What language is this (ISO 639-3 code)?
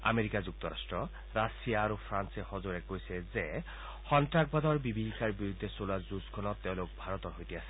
asm